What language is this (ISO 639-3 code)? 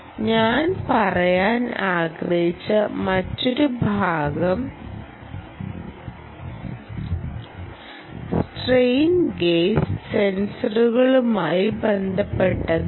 mal